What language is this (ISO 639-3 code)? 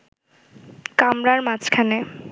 ben